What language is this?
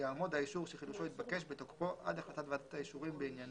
Hebrew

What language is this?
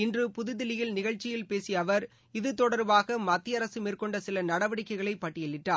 Tamil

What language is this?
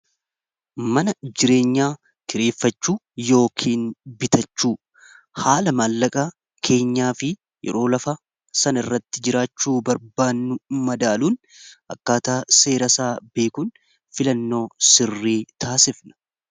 Oromo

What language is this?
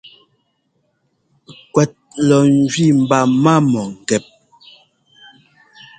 Ngomba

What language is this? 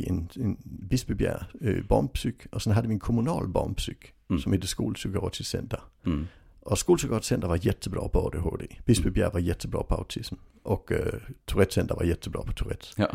Swedish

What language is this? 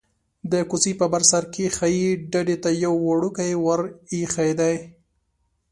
Pashto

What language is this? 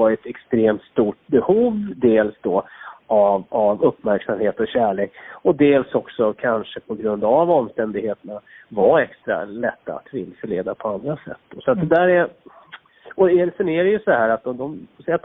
Swedish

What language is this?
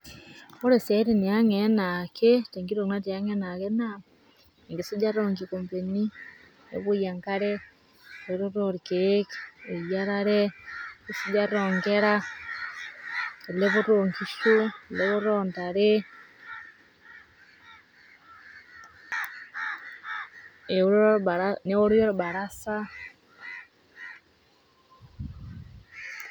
Masai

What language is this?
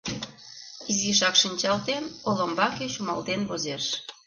Mari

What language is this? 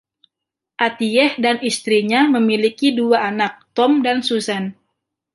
Indonesian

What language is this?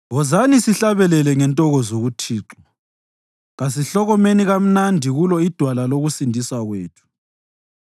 North Ndebele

